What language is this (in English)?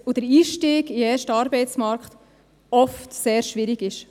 Swiss German